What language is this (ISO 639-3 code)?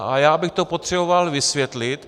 ces